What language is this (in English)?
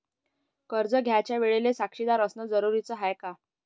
Marathi